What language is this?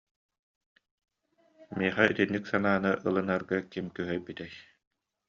Yakut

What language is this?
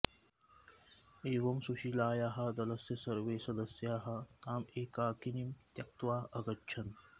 Sanskrit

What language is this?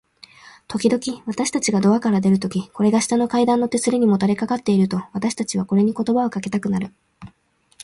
Japanese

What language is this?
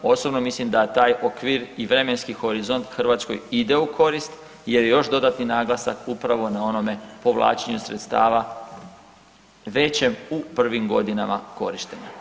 Croatian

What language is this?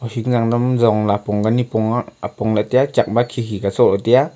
Wancho Naga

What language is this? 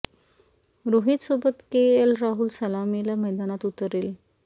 Marathi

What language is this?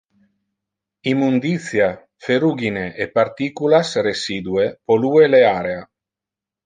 Interlingua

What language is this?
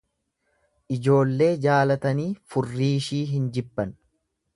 Oromo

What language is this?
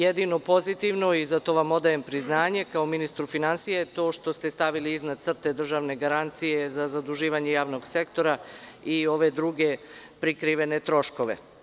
Serbian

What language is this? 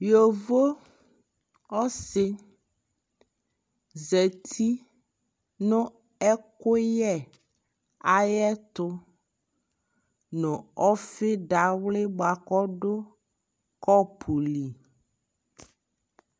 Ikposo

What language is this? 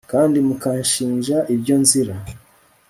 Kinyarwanda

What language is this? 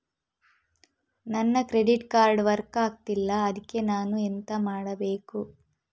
Kannada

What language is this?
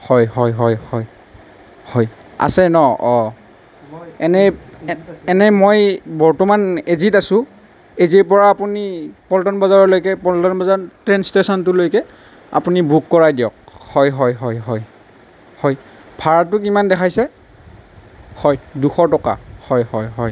Assamese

